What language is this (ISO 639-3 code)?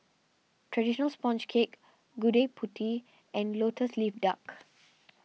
eng